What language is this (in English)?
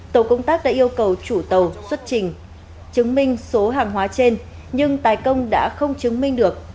Vietnamese